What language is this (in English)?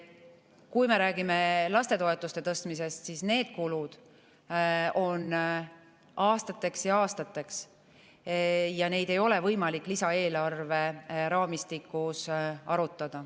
Estonian